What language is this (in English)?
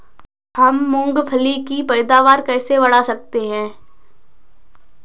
Hindi